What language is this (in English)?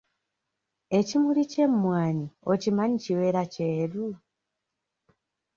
Ganda